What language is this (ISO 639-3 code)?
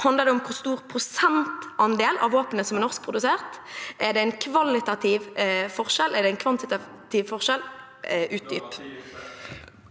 nor